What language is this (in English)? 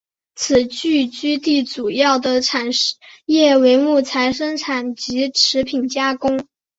Chinese